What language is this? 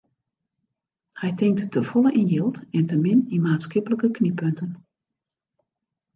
Western Frisian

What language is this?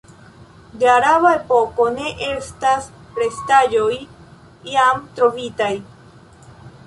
Esperanto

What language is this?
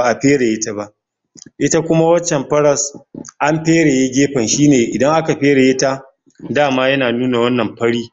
Hausa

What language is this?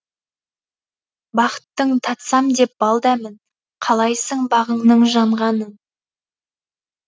Kazakh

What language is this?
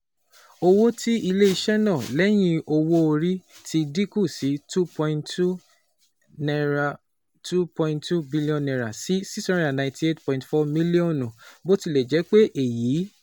Yoruba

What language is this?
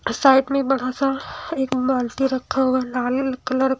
Hindi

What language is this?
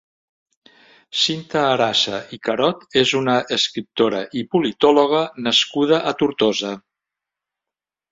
Catalan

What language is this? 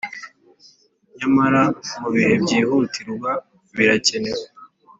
Kinyarwanda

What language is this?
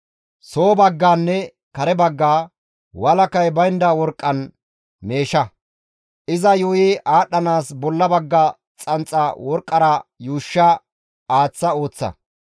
Gamo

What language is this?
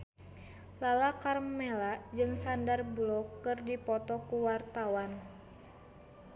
Sundanese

